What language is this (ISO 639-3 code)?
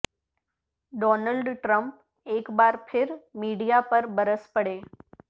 urd